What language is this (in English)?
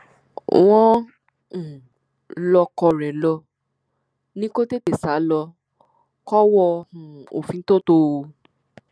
Yoruba